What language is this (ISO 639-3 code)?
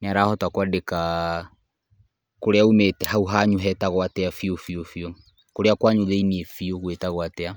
kik